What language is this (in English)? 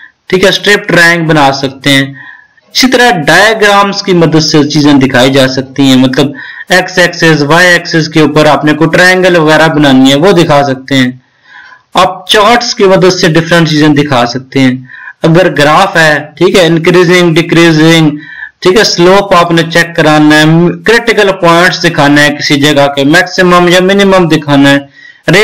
Hindi